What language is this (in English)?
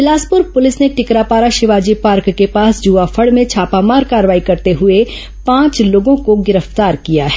Hindi